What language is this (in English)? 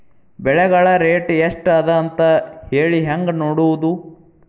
Kannada